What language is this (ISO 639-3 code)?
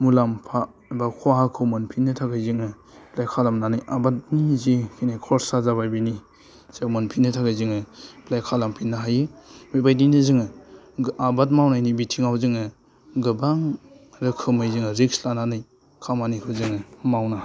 brx